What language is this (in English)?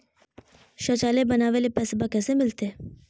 Magahi